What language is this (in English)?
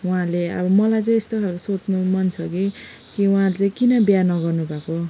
Nepali